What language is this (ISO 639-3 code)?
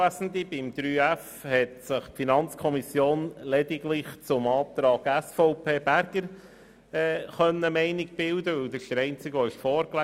gsw